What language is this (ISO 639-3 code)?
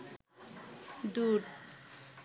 ben